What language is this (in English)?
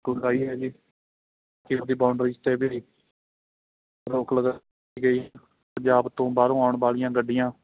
Punjabi